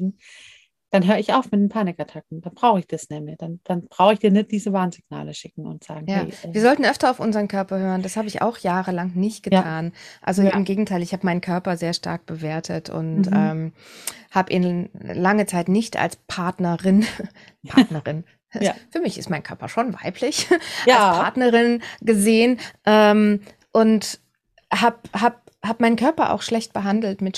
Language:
German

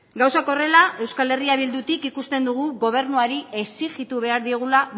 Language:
Basque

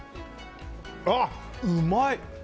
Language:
Japanese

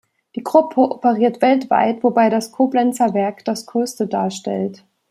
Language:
German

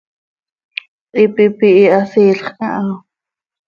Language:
Seri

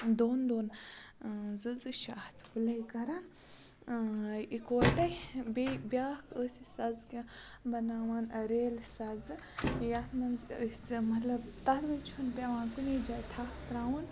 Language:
Kashmiri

